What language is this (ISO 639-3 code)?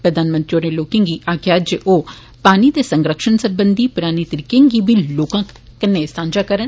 doi